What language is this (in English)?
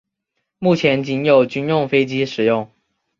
Chinese